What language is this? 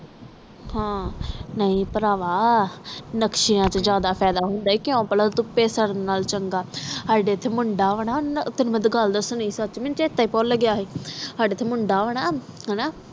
Punjabi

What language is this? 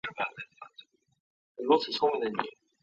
Chinese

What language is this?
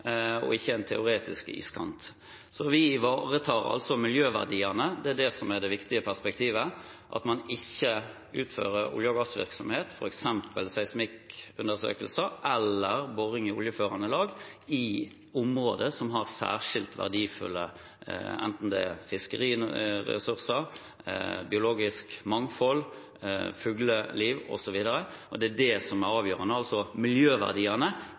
Norwegian Bokmål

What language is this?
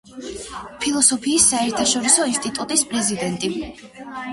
Georgian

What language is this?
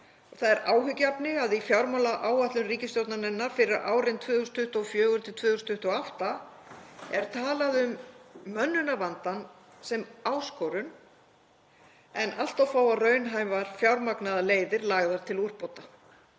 Icelandic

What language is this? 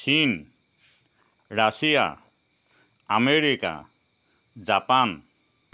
Assamese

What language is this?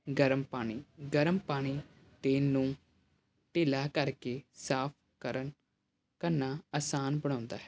Punjabi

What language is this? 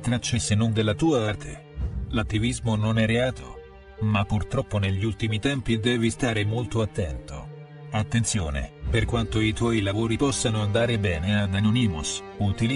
Italian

